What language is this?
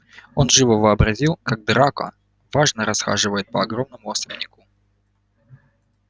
Russian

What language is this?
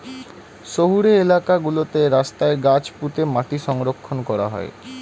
Bangla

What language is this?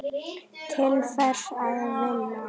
Icelandic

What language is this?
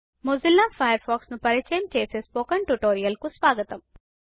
Telugu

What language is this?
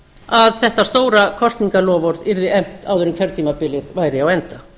Icelandic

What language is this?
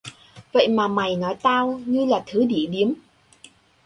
Vietnamese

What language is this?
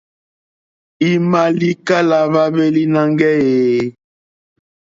Mokpwe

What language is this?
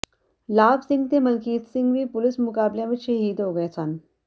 Punjabi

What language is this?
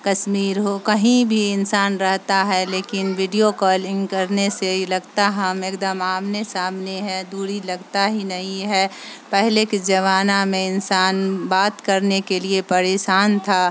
Urdu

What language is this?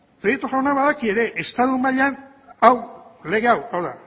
Basque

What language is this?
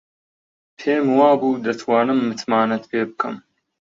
Central Kurdish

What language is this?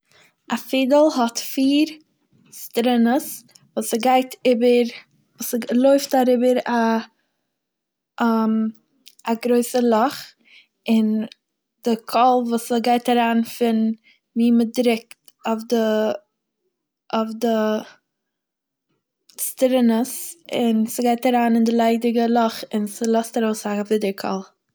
Yiddish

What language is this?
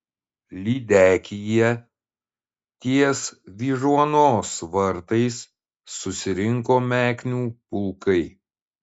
Lithuanian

